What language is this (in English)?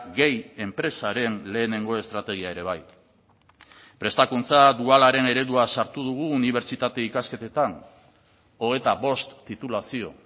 Basque